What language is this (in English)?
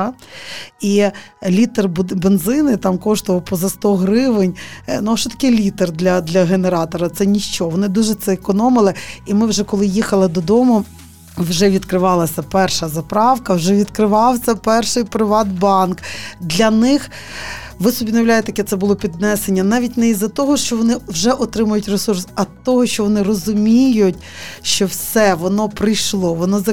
Ukrainian